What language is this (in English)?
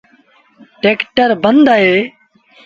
Sindhi Bhil